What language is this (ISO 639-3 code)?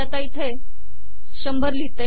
mar